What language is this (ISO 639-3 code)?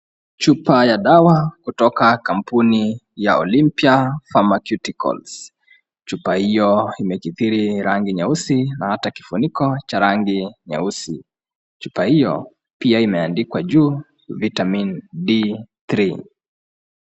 swa